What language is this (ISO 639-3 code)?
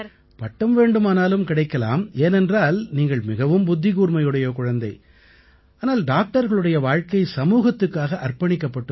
tam